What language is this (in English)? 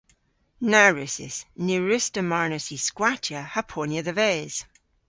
Cornish